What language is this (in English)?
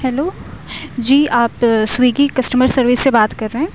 Urdu